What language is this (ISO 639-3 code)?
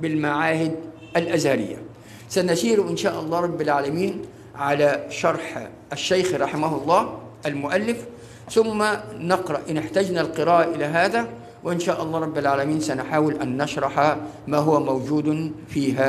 ara